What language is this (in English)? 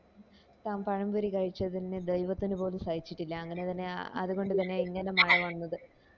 Malayalam